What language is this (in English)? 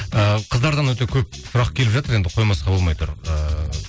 Kazakh